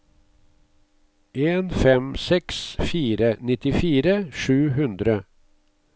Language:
Norwegian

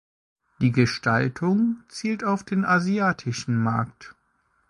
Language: German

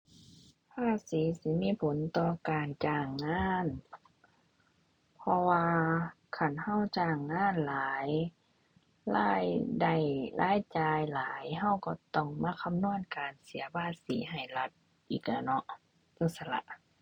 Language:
Thai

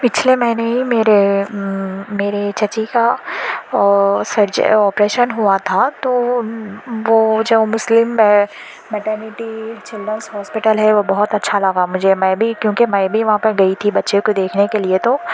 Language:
Urdu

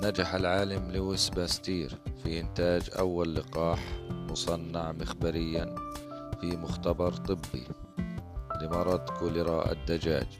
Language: Arabic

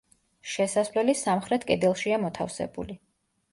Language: Georgian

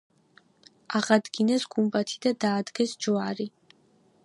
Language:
Georgian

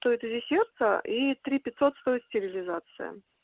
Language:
Russian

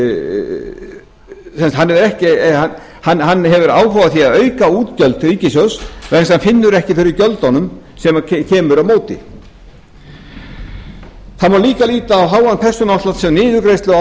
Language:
Icelandic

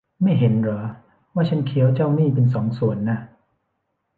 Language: Thai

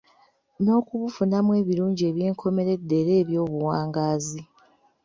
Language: Ganda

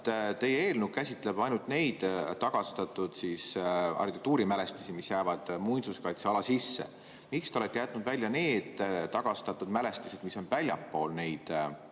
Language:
Estonian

